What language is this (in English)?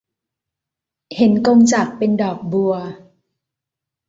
Thai